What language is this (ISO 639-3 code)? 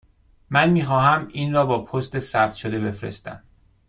fas